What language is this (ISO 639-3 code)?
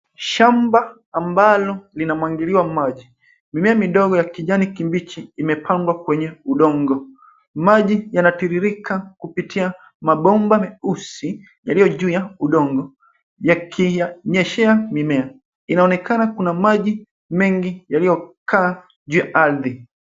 swa